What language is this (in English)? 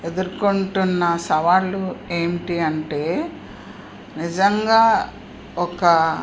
Telugu